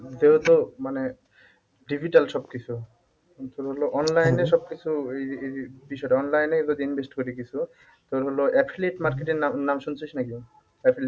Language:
Bangla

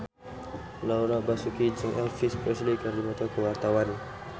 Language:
Sundanese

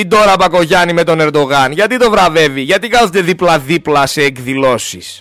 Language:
Greek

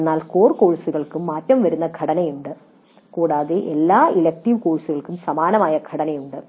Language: Malayalam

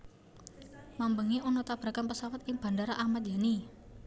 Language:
Javanese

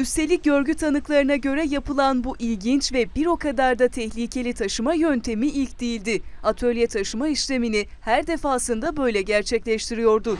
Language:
Turkish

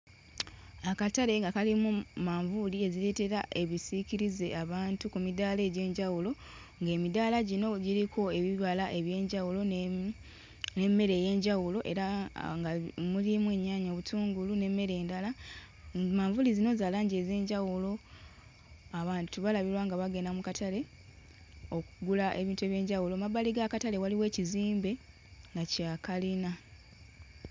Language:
Ganda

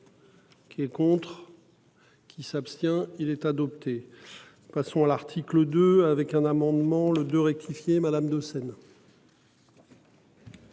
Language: French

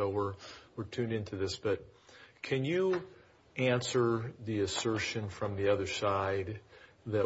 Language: English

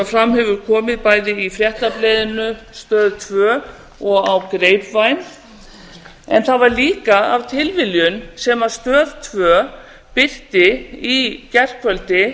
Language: Icelandic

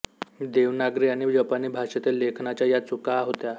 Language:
Marathi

